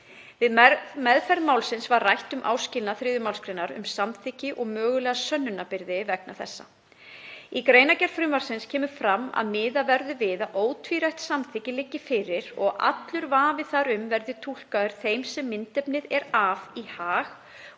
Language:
Icelandic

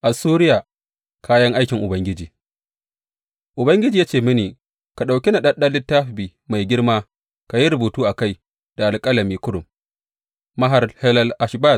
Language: Hausa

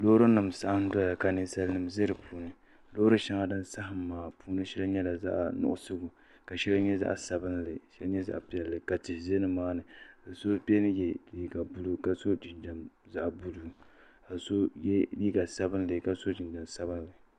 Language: Dagbani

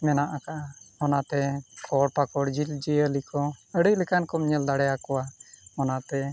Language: Santali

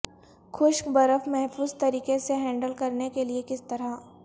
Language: Urdu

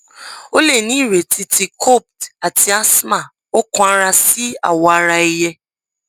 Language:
Yoruba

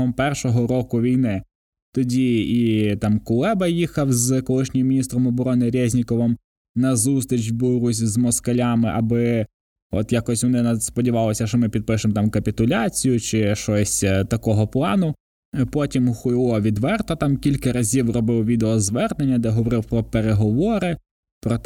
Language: Ukrainian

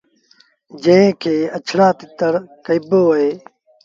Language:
Sindhi Bhil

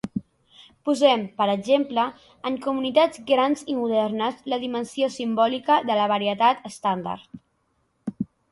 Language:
Catalan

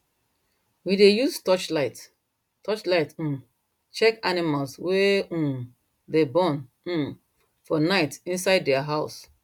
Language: Nigerian Pidgin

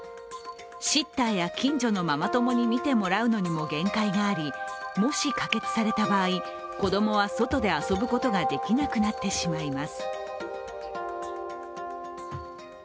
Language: Japanese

